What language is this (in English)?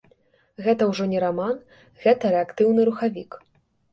Belarusian